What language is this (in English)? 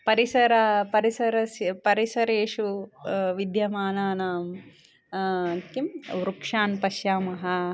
Sanskrit